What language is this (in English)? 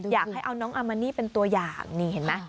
Thai